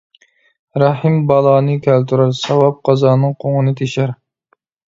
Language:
Uyghur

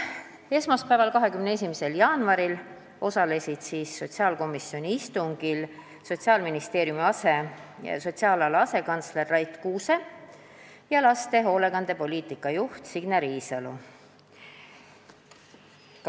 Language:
Estonian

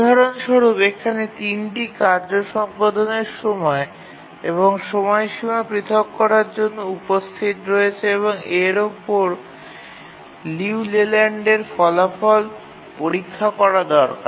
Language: Bangla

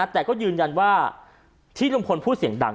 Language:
Thai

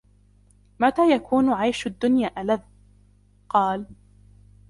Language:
Arabic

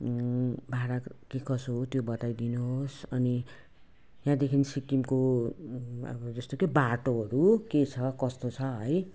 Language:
Nepali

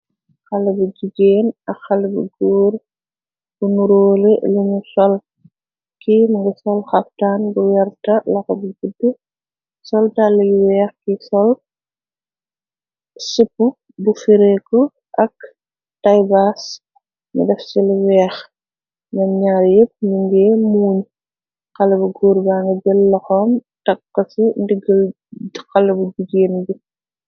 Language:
Wolof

